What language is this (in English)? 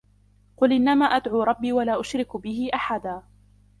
Arabic